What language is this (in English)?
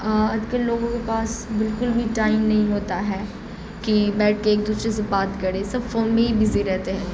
Urdu